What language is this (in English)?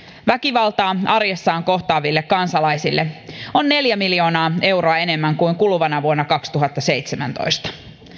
Finnish